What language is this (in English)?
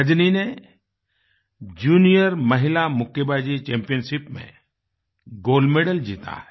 Hindi